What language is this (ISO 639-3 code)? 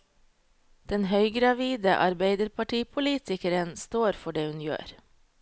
nor